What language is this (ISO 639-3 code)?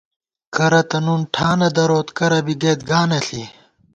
gwt